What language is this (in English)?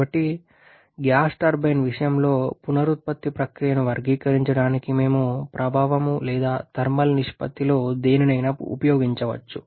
Telugu